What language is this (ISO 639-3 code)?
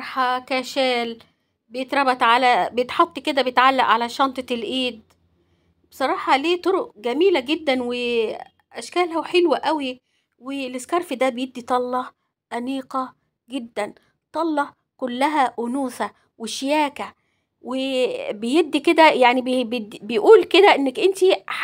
ara